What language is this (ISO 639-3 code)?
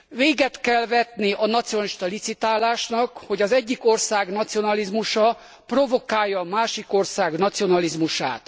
hun